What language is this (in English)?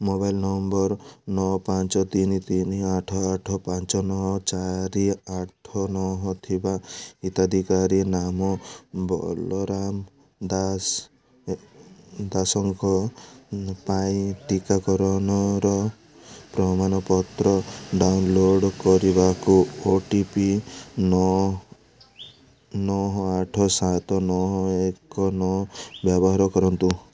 Odia